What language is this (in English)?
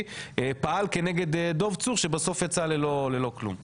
Hebrew